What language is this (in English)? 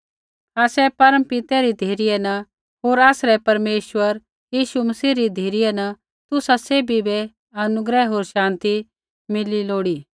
Kullu Pahari